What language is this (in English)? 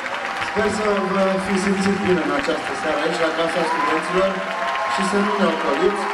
Romanian